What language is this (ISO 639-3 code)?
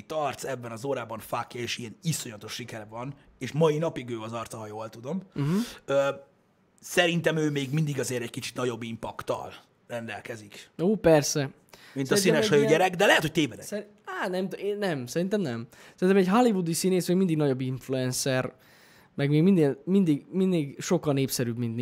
hun